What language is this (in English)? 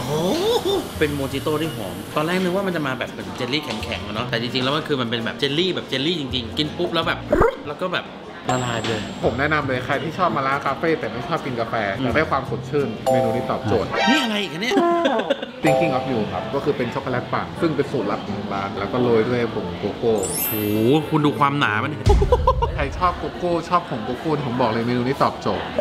Thai